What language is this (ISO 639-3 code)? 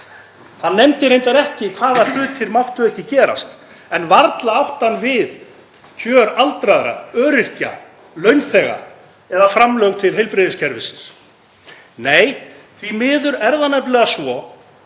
isl